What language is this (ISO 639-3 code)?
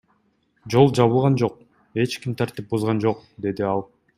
kir